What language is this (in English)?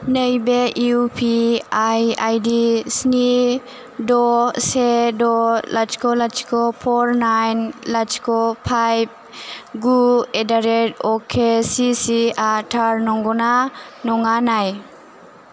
Bodo